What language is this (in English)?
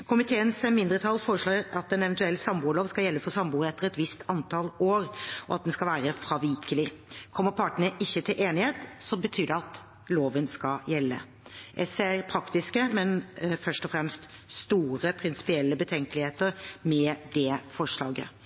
Norwegian Bokmål